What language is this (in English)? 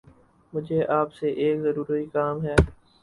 Urdu